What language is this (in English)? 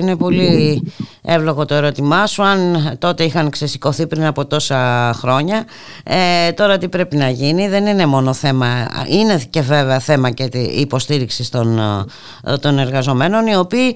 Greek